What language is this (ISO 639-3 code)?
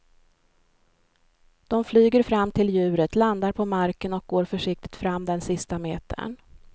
swe